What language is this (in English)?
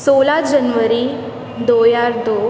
Punjabi